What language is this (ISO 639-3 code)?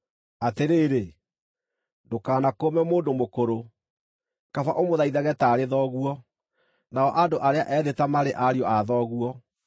kik